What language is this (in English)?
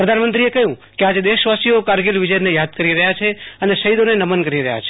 Gujarati